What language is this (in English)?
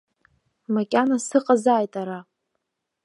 Abkhazian